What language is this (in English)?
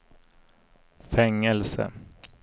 Swedish